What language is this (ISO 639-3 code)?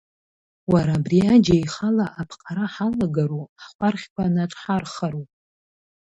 abk